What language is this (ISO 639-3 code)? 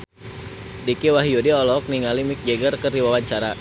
sun